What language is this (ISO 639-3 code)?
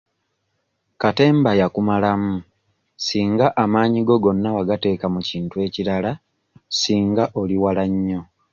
lug